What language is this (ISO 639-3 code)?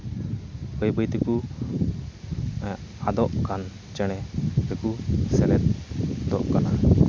sat